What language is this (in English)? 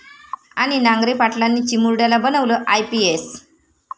Marathi